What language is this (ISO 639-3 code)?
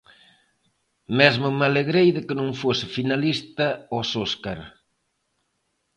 glg